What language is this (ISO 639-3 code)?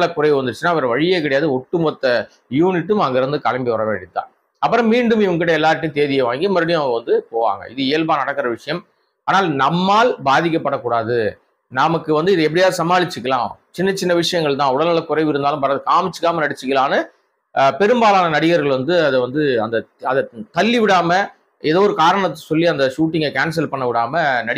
tam